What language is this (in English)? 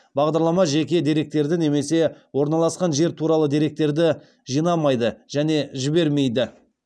Kazakh